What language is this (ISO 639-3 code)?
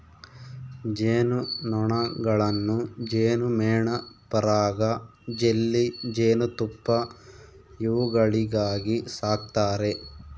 kan